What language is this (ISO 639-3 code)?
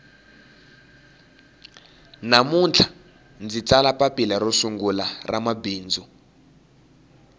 tso